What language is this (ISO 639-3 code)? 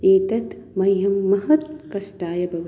san